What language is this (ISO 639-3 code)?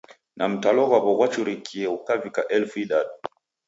dav